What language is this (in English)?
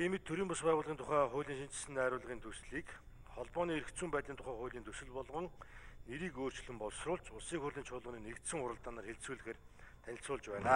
Turkish